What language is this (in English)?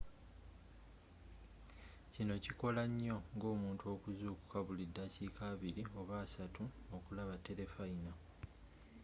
Ganda